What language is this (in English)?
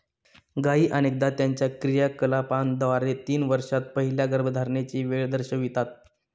Marathi